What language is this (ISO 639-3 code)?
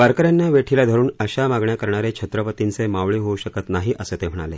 mar